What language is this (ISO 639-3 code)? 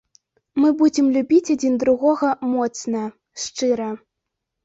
bel